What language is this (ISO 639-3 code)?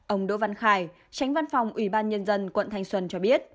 vie